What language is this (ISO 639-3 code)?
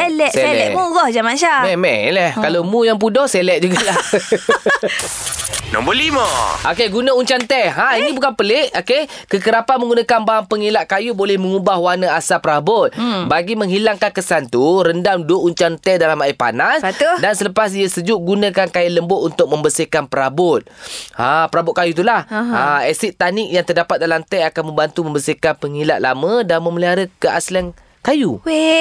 msa